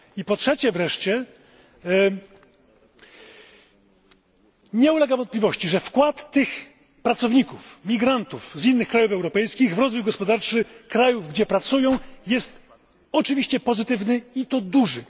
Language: Polish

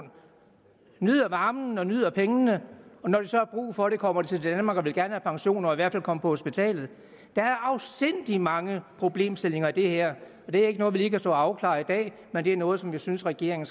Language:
Danish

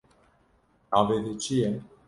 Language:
Kurdish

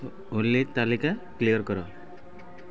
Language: Odia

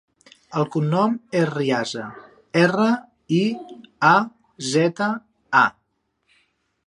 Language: Catalan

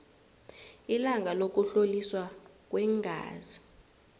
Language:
South Ndebele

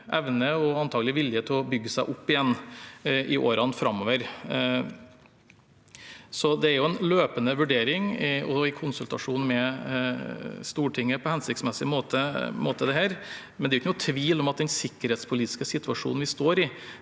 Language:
Norwegian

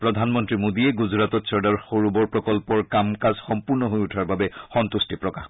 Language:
Assamese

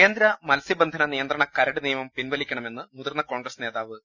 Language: Malayalam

